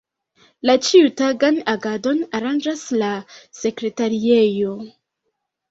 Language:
Esperanto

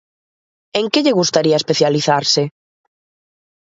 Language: Galician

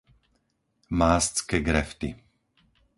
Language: Slovak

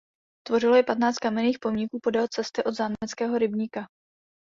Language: Czech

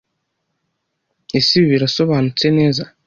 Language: Kinyarwanda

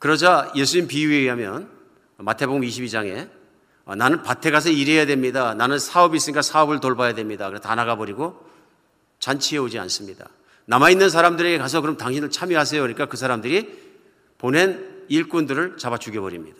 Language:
Korean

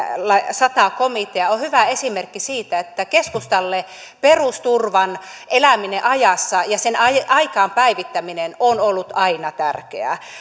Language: Finnish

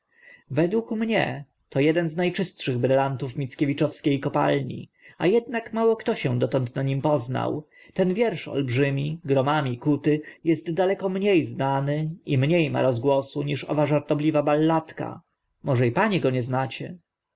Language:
Polish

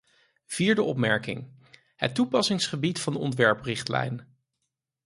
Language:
Dutch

